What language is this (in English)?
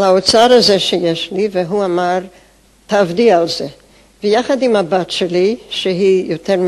Hebrew